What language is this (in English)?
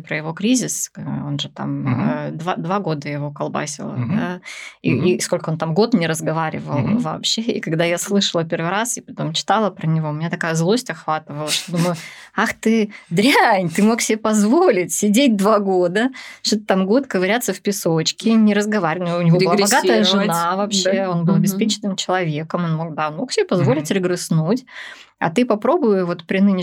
Russian